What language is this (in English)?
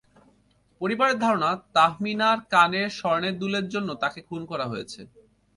Bangla